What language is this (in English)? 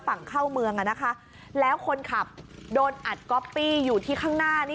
Thai